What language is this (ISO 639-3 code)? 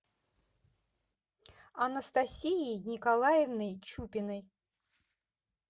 rus